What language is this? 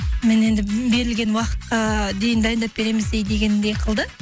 Kazakh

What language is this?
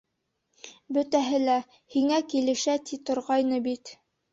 Bashkir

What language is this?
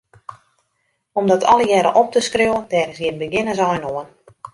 Western Frisian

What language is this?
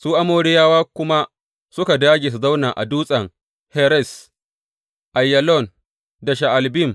Hausa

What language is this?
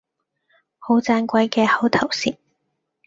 Cantonese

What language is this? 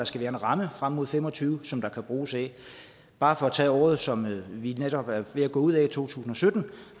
Danish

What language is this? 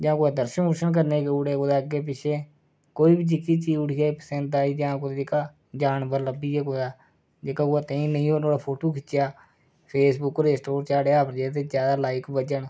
Dogri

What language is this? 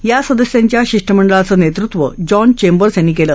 Marathi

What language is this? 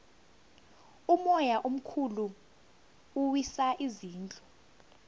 South Ndebele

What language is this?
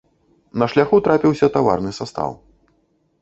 Belarusian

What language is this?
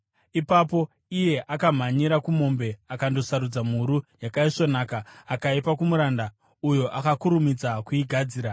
Shona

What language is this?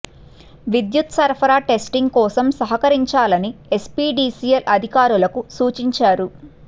Telugu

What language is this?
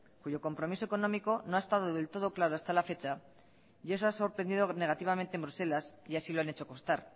Spanish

